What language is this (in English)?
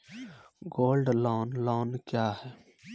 Maithili